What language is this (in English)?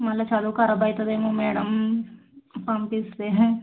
Telugu